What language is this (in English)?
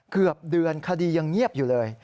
Thai